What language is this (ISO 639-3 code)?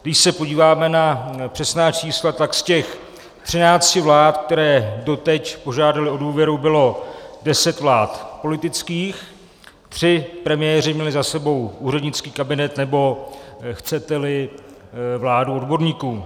ces